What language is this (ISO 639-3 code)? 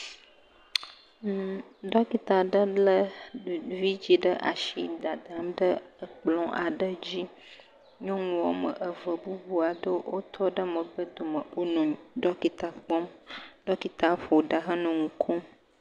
ewe